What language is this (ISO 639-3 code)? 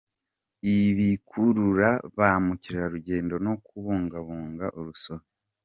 kin